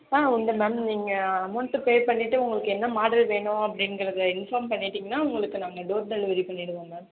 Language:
Tamil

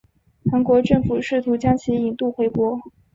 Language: Chinese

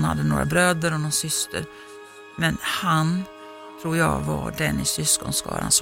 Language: Swedish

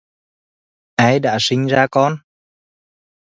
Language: Vietnamese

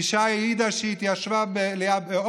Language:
Hebrew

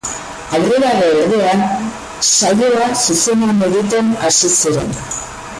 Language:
Basque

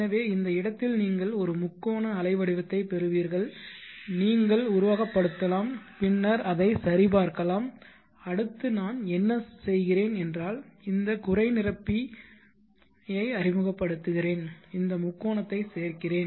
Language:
Tamil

